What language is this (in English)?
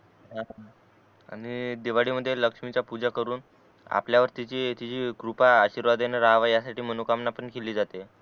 Marathi